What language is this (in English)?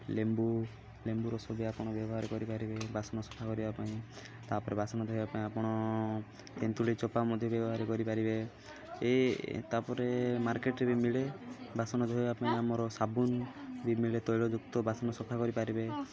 Odia